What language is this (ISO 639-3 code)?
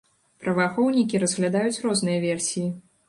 bel